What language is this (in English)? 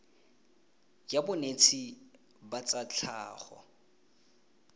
Tswana